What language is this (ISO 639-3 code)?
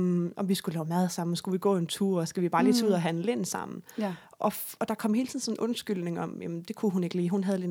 dan